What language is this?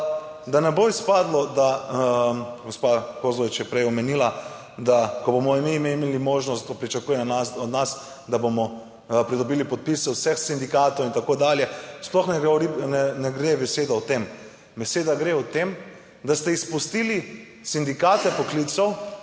Slovenian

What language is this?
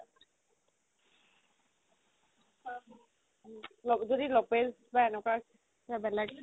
Assamese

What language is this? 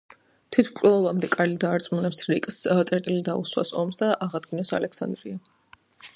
Georgian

